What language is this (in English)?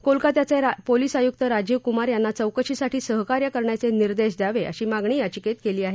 Marathi